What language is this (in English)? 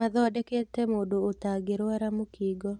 Kikuyu